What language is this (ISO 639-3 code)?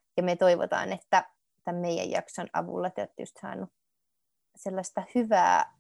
fin